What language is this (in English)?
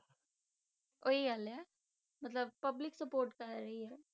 Punjabi